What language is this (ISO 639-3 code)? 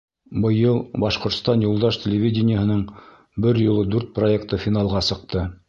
bak